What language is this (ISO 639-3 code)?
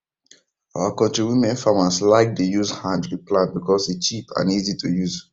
pcm